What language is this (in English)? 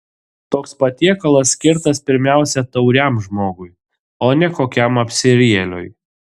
Lithuanian